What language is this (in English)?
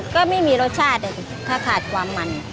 Thai